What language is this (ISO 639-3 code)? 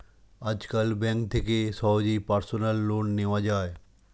ben